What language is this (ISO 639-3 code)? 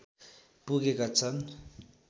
nep